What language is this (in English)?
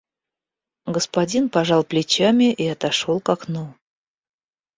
Russian